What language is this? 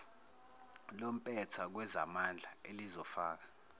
Zulu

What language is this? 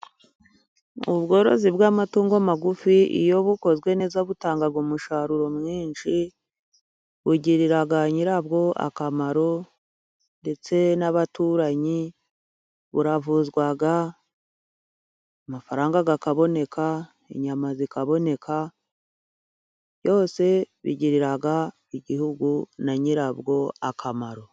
Kinyarwanda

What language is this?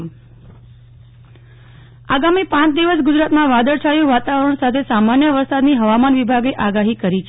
Gujarati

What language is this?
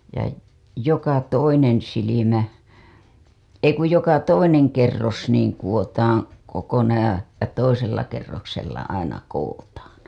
Finnish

